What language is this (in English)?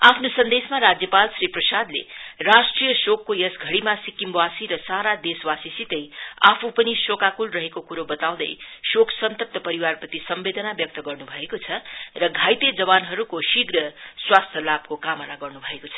Nepali